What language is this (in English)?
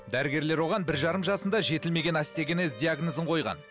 Kazakh